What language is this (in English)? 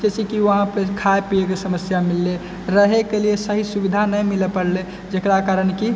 Maithili